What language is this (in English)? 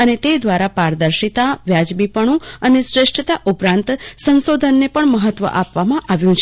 Gujarati